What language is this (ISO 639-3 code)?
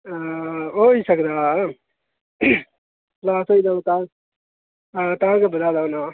doi